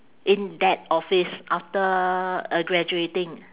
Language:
English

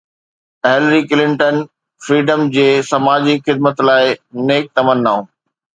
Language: Sindhi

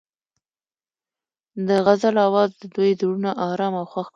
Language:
Pashto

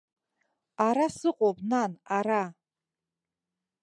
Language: Abkhazian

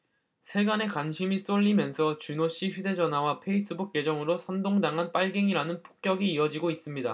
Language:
Korean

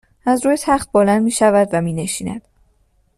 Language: Persian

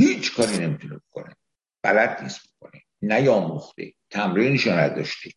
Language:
Persian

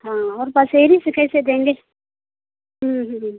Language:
Hindi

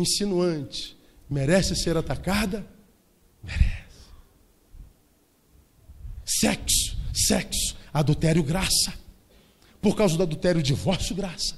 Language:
Portuguese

